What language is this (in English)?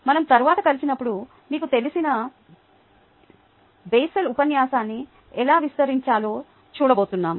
Telugu